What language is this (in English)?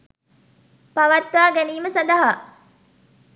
Sinhala